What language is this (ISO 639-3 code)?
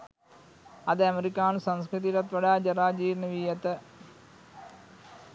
sin